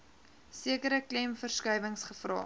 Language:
Afrikaans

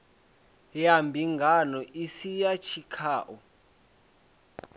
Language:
Venda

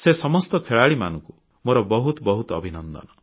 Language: Odia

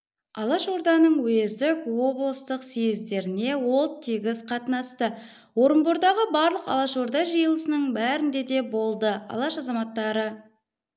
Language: Kazakh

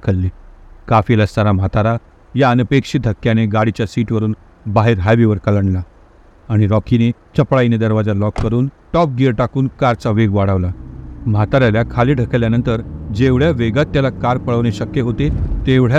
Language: Hindi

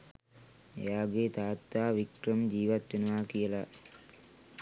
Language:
Sinhala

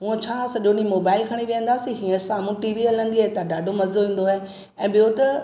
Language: Sindhi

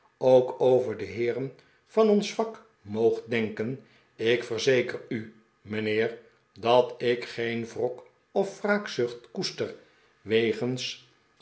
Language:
Dutch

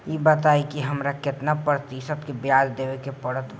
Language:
Bhojpuri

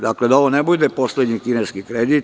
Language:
Serbian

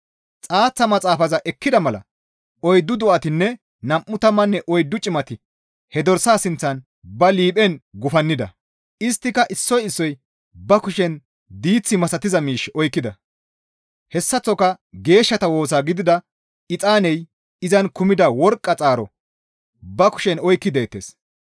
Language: Gamo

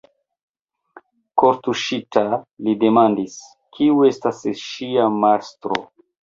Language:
Esperanto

